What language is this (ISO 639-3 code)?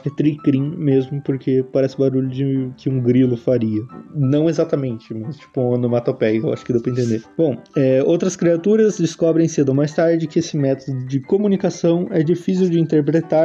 por